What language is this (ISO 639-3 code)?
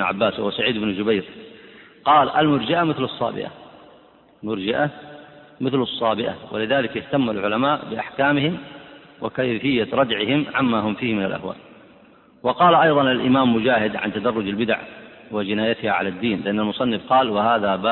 ara